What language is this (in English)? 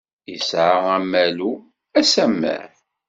Kabyle